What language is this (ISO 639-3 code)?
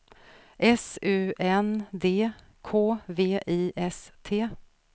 swe